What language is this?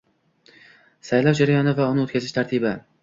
Uzbek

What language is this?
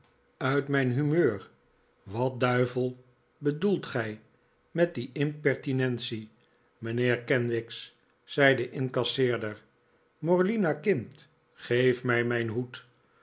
Dutch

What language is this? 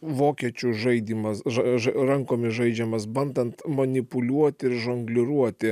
Lithuanian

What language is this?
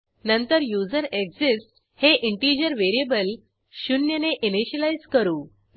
Marathi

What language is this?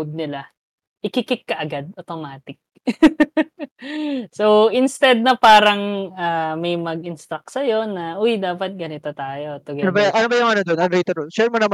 Filipino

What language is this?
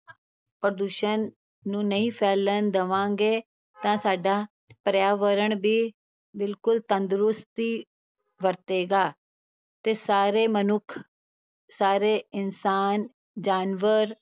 Punjabi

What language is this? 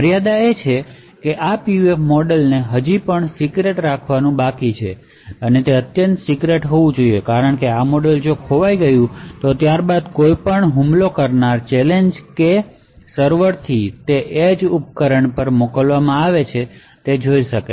Gujarati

